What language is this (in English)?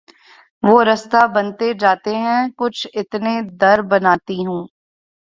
Urdu